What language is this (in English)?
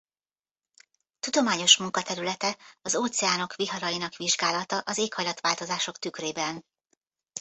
Hungarian